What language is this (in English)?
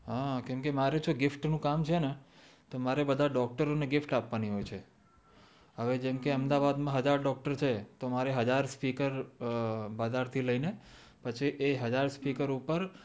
Gujarati